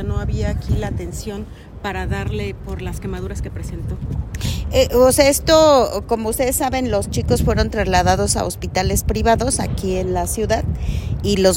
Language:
Spanish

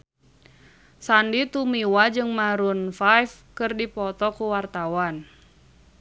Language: Sundanese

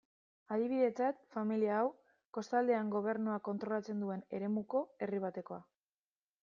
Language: Basque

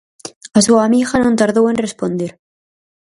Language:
Galician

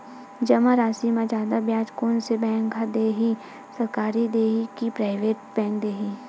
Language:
Chhattisgarhi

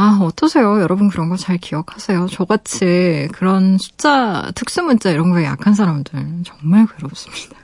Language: Korean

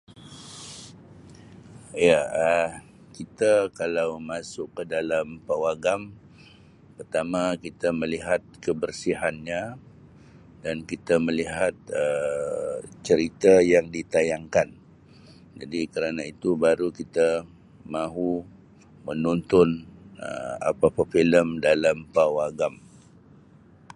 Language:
Sabah Malay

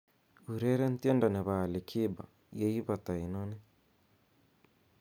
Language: Kalenjin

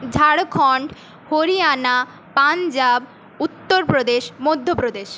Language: Bangla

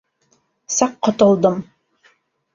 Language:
Bashkir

